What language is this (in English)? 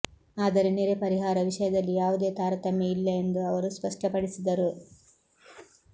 Kannada